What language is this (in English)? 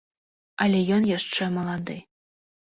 Belarusian